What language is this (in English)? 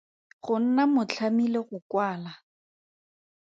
Tswana